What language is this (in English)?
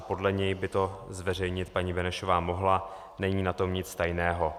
Czech